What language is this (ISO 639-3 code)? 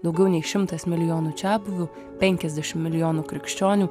lit